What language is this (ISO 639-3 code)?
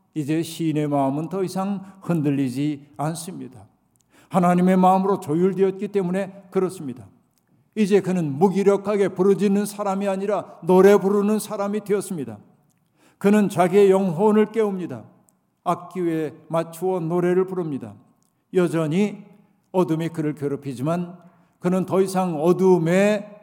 kor